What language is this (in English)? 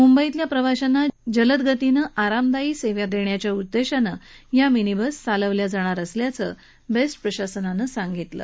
Marathi